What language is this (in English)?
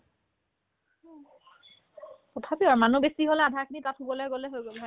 Assamese